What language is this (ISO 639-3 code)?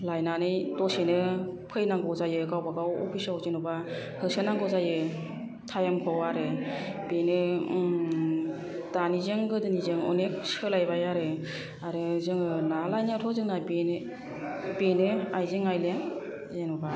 brx